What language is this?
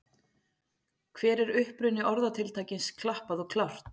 Icelandic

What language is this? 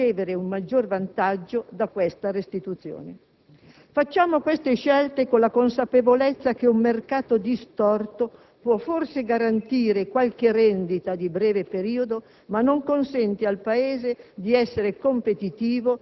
Italian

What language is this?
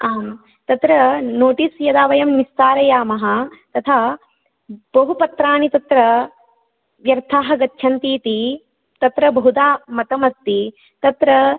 Sanskrit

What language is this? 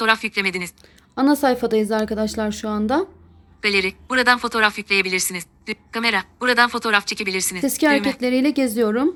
Turkish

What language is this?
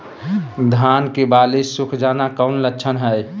Magahi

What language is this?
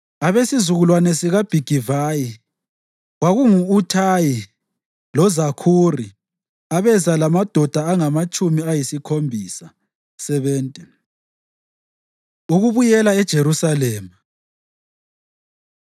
North Ndebele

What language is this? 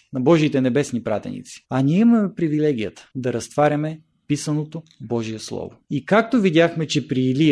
Bulgarian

